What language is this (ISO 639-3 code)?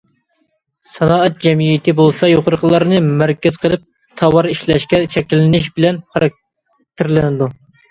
uig